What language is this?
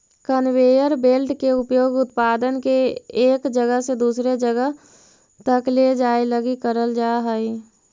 Magahi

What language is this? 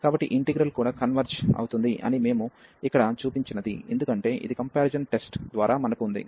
Telugu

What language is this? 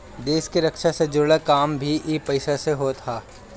Bhojpuri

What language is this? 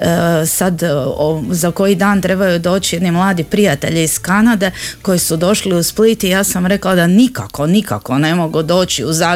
Croatian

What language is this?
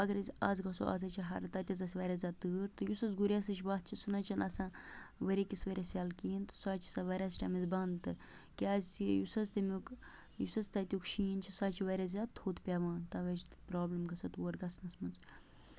Kashmiri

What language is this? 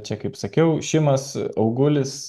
Lithuanian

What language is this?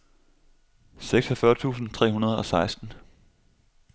Danish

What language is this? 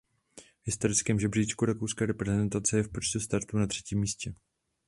Czech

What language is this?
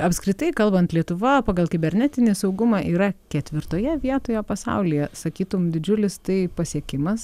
Lithuanian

